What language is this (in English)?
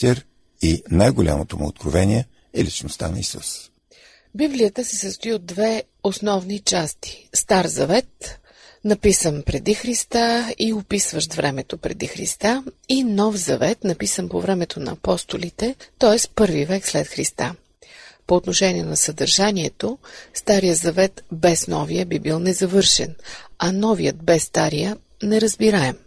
Bulgarian